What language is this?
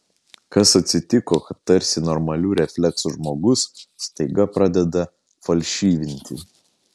Lithuanian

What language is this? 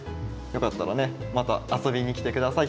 Japanese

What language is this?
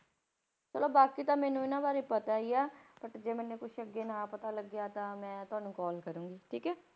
Punjabi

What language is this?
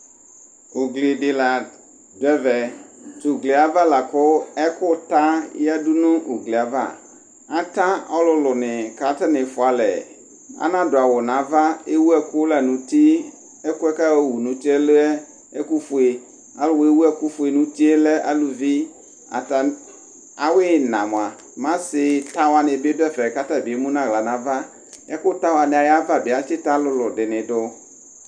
Ikposo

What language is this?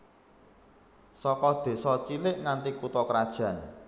Javanese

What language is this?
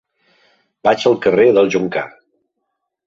Catalan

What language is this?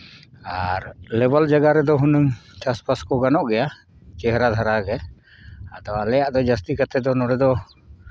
Santali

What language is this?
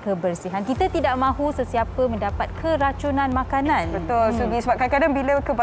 Malay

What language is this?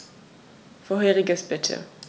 German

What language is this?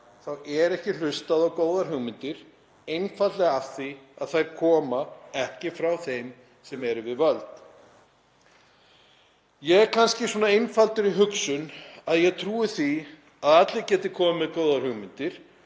Icelandic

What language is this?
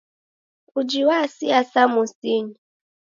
Taita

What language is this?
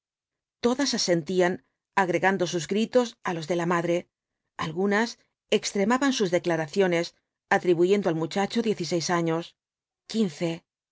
Spanish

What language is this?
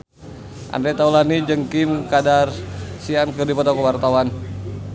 Sundanese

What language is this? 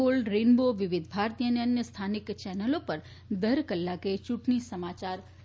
Gujarati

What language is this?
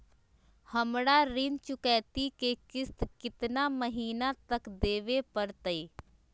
Magahi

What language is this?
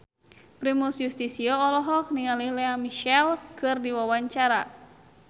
Sundanese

